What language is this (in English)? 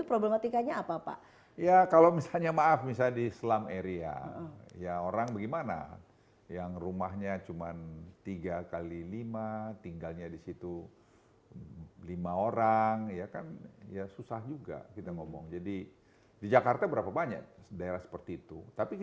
Indonesian